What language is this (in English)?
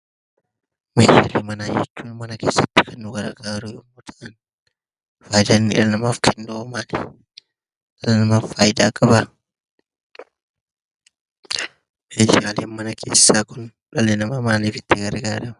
Oromo